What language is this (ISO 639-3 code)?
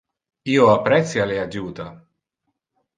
ina